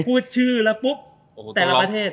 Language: Thai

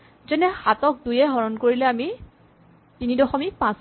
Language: Assamese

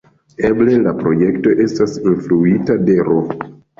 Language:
Esperanto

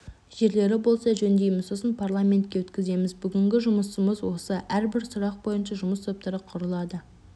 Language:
Kazakh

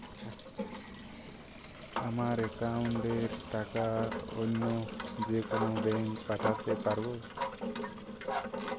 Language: Bangla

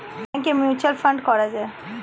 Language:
Bangla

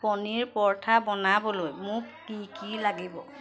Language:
Assamese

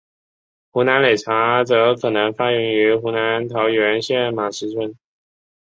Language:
Chinese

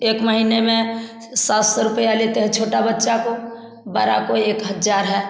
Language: Hindi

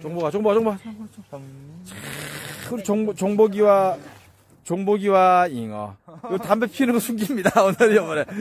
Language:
Korean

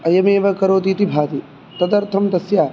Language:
Sanskrit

